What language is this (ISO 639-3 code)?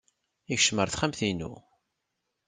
kab